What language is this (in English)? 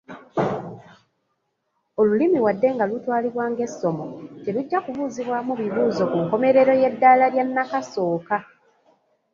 Ganda